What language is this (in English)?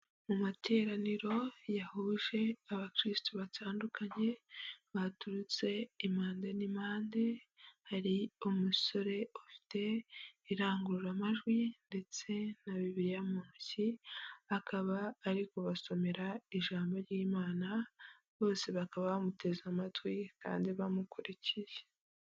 Kinyarwanda